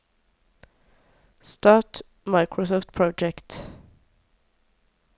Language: Norwegian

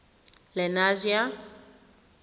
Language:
Tswana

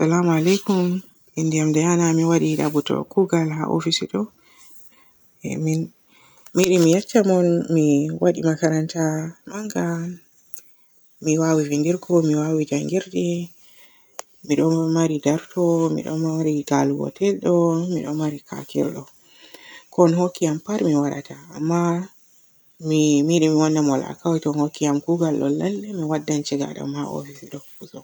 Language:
Borgu Fulfulde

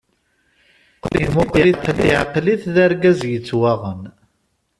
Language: Kabyle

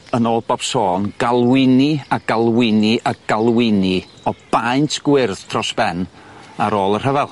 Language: Welsh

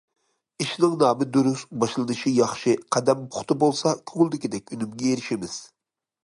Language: Uyghur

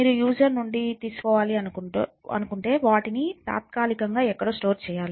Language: Telugu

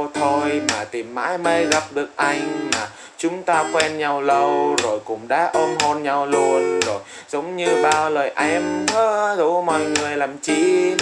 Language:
Vietnamese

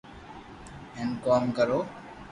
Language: Loarki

